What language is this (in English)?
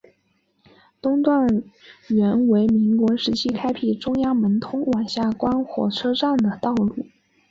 Chinese